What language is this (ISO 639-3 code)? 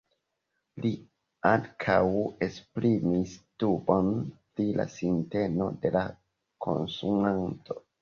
epo